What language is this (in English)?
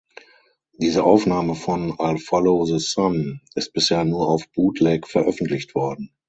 German